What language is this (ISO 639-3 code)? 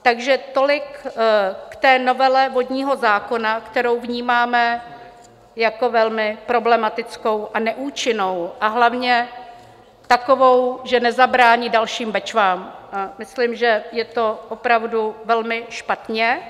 ces